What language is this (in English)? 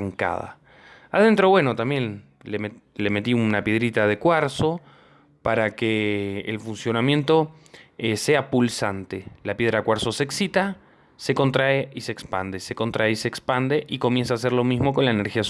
Spanish